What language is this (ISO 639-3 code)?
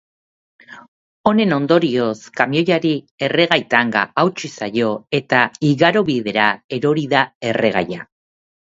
eus